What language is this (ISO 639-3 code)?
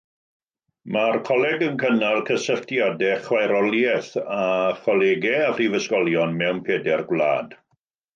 cym